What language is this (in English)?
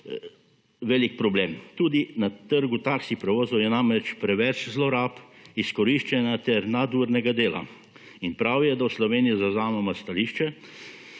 Slovenian